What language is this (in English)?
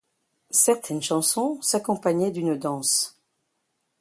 French